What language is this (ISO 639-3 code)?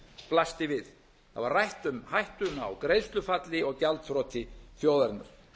isl